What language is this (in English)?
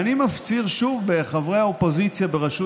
Hebrew